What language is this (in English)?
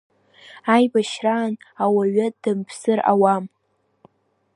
Abkhazian